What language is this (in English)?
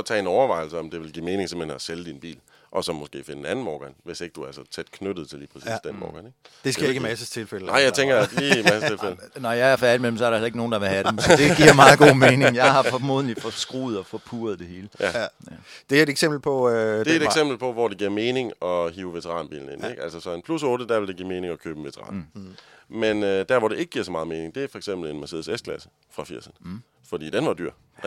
Danish